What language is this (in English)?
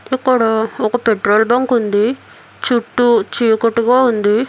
Telugu